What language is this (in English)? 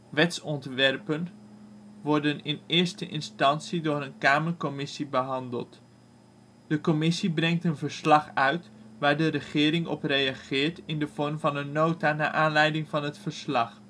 Dutch